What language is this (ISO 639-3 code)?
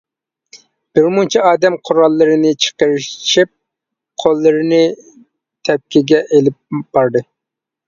uig